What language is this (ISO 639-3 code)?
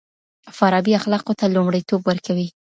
pus